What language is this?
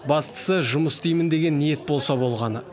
Kazakh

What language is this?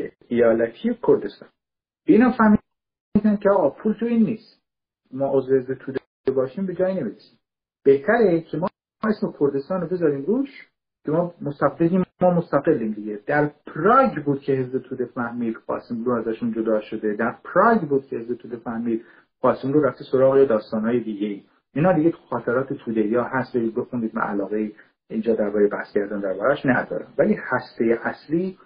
Persian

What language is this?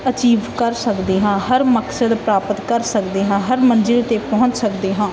Punjabi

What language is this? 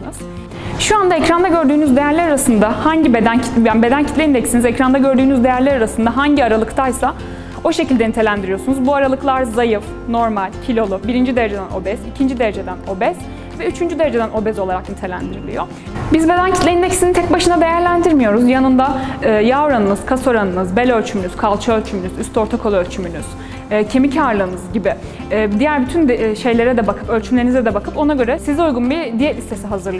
Turkish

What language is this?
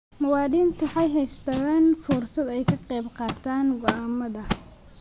Somali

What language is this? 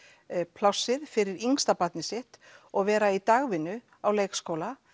Icelandic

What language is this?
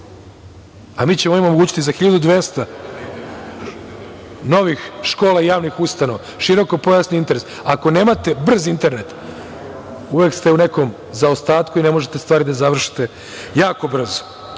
Serbian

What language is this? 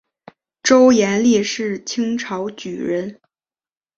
Chinese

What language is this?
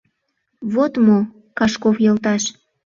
Mari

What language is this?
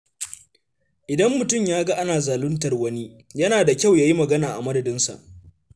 Hausa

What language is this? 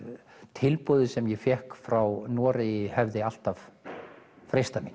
Icelandic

